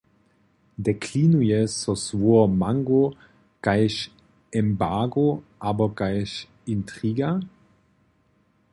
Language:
Upper Sorbian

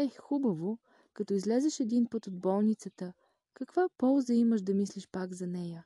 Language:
Bulgarian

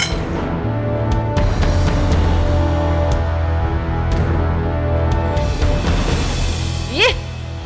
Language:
Indonesian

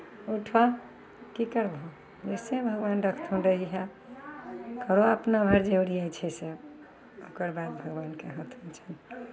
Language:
Maithili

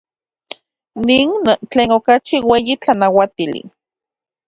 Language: Central Puebla Nahuatl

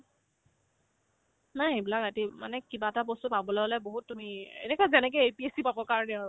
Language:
Assamese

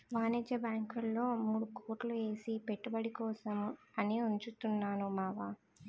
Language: Telugu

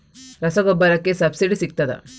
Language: Kannada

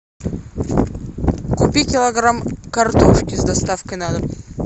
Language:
Russian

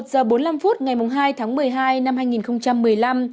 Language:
Vietnamese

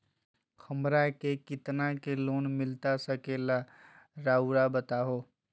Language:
Magahi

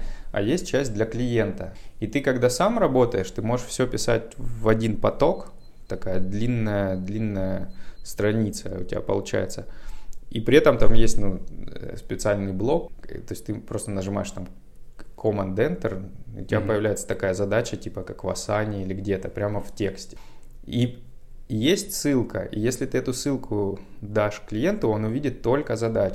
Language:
Russian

